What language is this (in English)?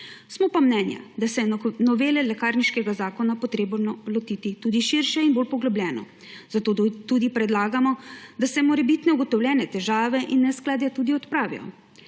Slovenian